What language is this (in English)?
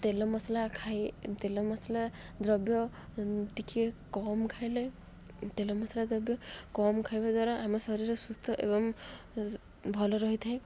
Odia